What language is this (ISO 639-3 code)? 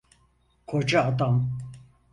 tur